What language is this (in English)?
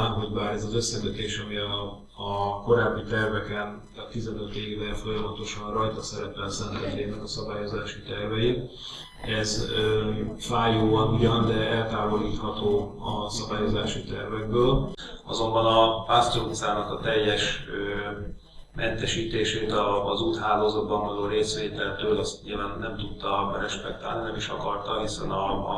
Hungarian